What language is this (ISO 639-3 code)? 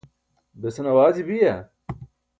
bsk